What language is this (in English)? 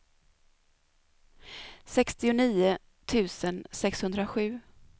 Swedish